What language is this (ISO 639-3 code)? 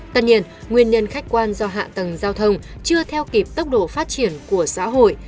vie